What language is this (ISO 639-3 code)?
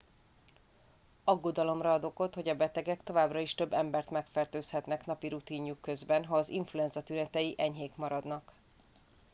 hun